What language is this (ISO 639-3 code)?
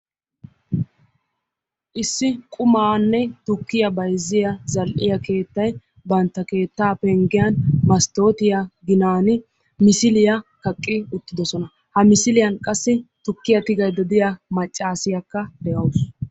wal